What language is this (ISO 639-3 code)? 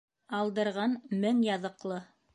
bak